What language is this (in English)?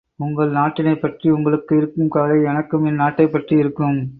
Tamil